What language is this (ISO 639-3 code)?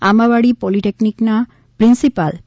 guj